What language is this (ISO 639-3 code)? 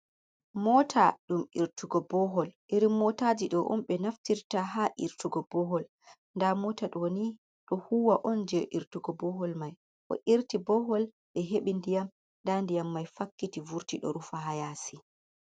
ful